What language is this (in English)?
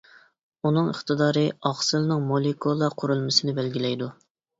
Uyghur